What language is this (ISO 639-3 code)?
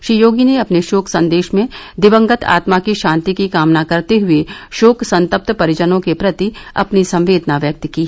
hin